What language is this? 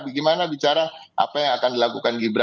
Indonesian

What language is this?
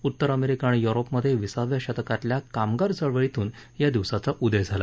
Marathi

